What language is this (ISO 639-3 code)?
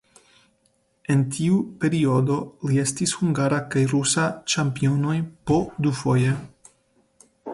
epo